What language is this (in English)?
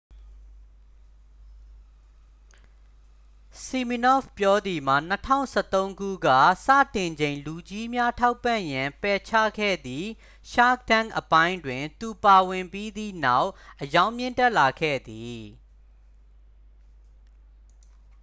Burmese